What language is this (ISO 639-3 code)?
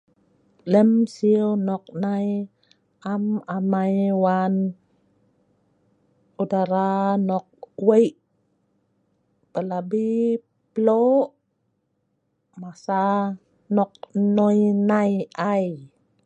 snv